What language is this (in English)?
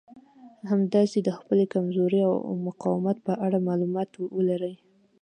Pashto